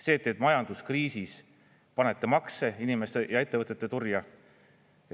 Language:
Estonian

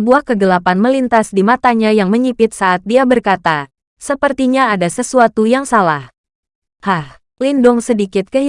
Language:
Indonesian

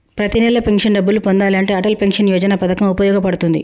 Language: Telugu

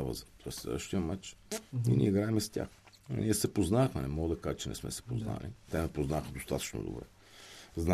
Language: Bulgarian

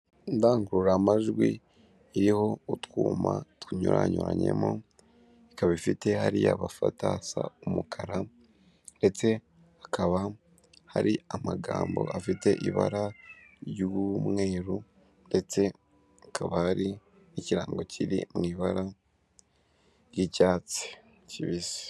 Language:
Kinyarwanda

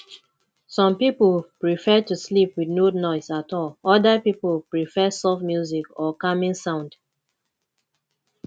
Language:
Nigerian Pidgin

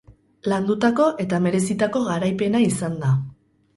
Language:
Basque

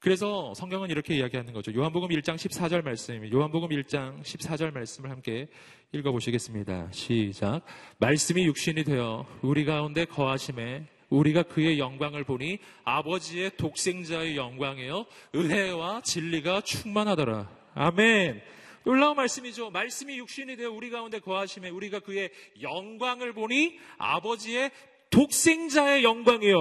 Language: Korean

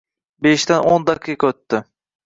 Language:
Uzbek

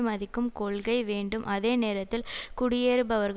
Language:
Tamil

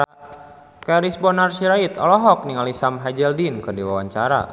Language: Sundanese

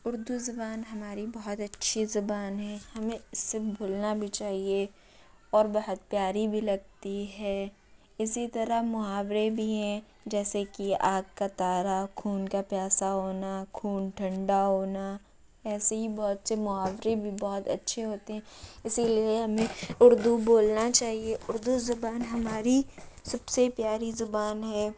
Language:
Urdu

